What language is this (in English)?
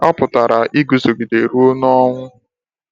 Igbo